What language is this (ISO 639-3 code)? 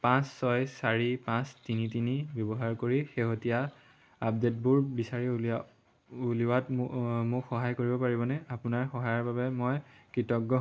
asm